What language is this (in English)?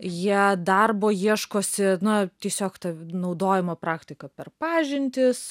Lithuanian